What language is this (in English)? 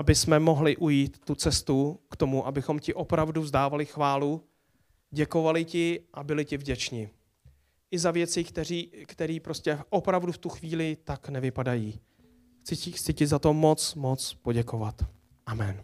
Czech